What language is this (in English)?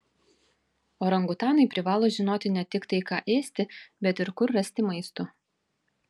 Lithuanian